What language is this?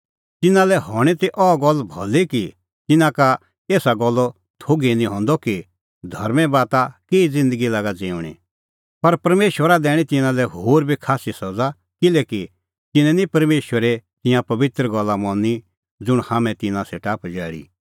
Kullu Pahari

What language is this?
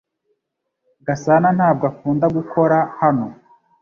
Kinyarwanda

